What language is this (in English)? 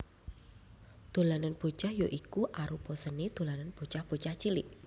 Javanese